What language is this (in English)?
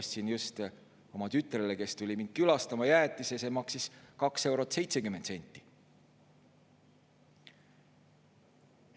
Estonian